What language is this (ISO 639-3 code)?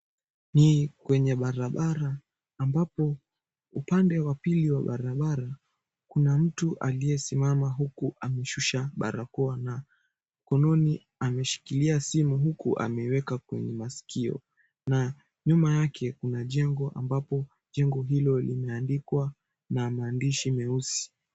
swa